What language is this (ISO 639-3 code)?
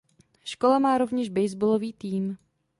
ces